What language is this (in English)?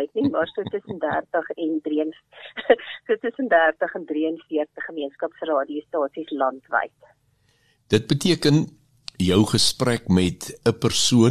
Swedish